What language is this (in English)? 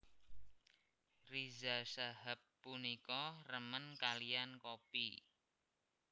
Javanese